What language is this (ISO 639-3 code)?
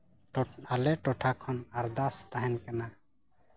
sat